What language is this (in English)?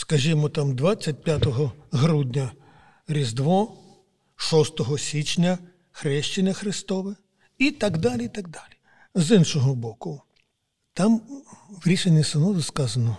Ukrainian